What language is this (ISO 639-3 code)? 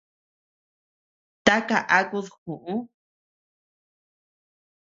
cux